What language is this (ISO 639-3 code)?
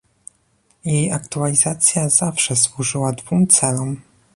pol